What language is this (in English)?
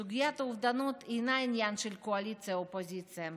Hebrew